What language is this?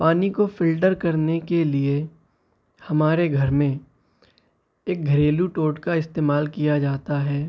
Urdu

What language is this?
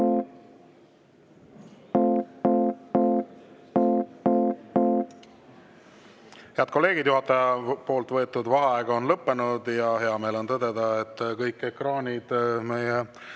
Estonian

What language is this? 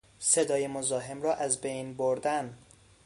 Persian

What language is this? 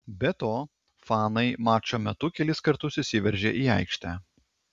Lithuanian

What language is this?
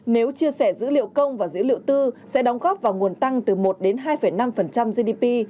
Vietnamese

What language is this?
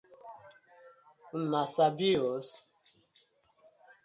Nigerian Pidgin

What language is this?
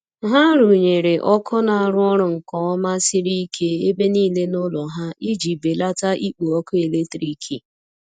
Igbo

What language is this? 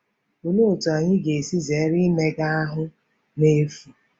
Igbo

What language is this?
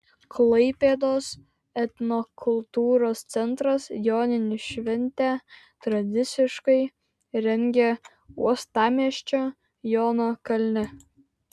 Lithuanian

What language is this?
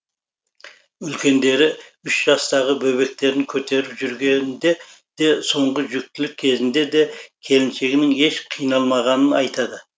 Kazakh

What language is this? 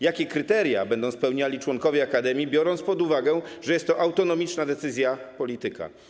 Polish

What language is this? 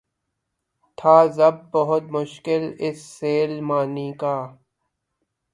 Urdu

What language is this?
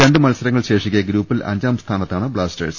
Malayalam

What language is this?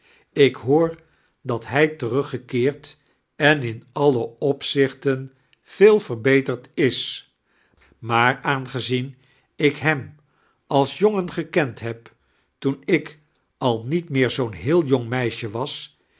Dutch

